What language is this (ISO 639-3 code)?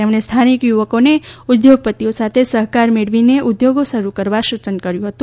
guj